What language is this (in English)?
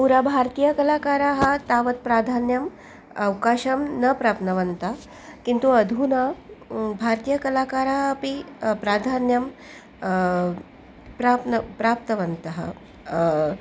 Sanskrit